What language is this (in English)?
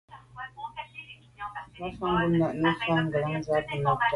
Medumba